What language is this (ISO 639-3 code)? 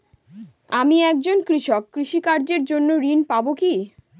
ben